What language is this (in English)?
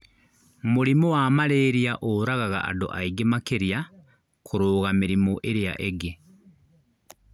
Kikuyu